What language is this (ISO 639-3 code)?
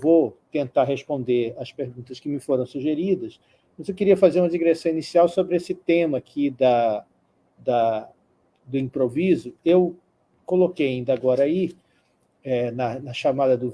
por